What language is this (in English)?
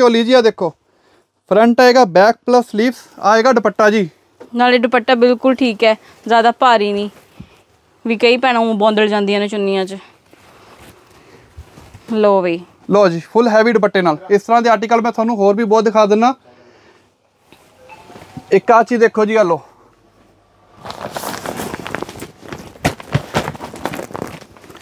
Punjabi